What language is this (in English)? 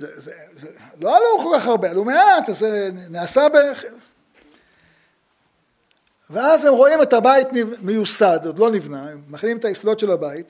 Hebrew